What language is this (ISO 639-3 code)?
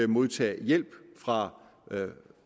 dan